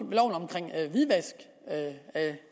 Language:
Danish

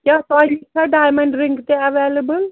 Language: Kashmiri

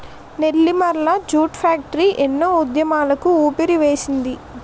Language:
Telugu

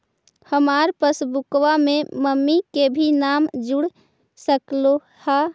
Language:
Magahi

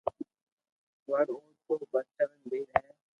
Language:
Loarki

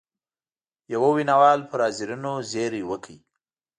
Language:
Pashto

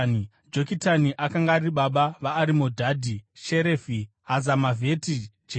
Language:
Shona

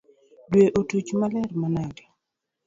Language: Luo (Kenya and Tanzania)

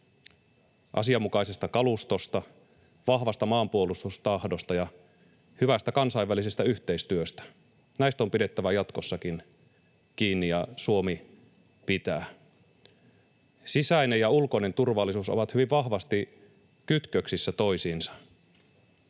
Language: Finnish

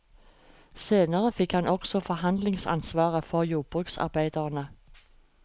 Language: Norwegian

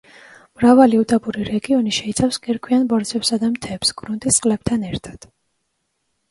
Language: Georgian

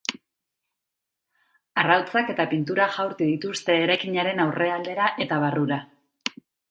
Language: Basque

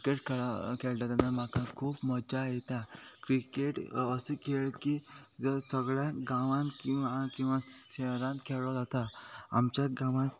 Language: Konkani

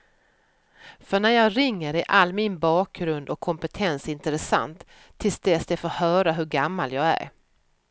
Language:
Swedish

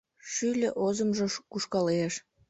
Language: Mari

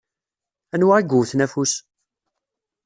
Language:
Kabyle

